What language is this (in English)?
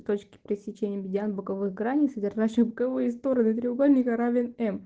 Russian